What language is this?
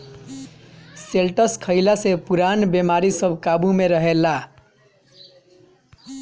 Bhojpuri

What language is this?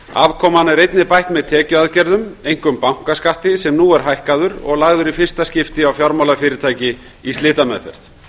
Icelandic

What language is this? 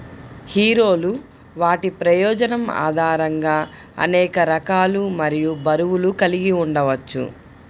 Telugu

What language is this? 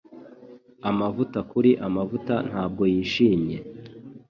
Kinyarwanda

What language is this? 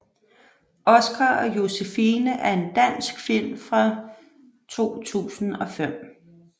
Danish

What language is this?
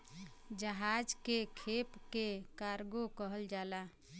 Bhojpuri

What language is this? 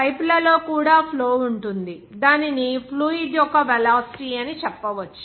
Telugu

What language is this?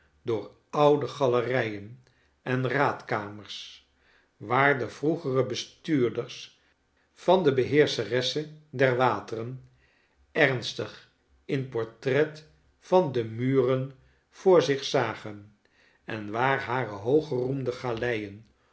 Dutch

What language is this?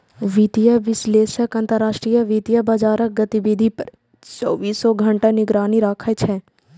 Maithili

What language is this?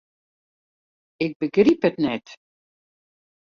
Western Frisian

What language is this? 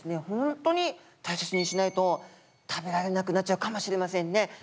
Japanese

